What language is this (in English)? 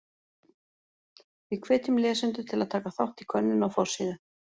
Icelandic